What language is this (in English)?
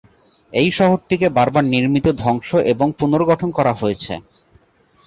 Bangla